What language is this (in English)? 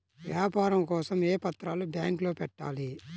Telugu